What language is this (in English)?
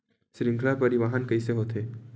Chhattisgarhi